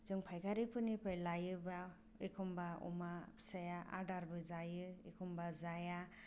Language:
Bodo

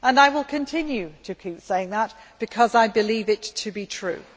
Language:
English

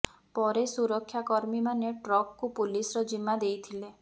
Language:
Odia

